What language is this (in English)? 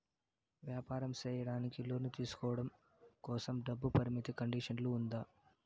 Telugu